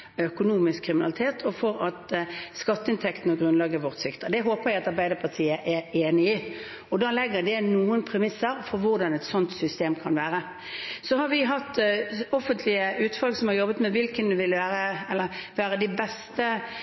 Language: Norwegian Bokmål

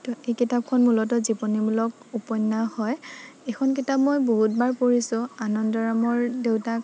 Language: Assamese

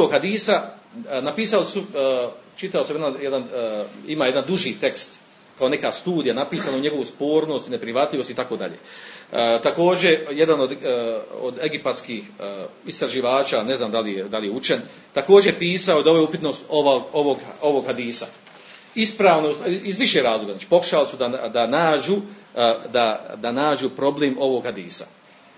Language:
Croatian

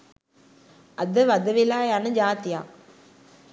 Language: Sinhala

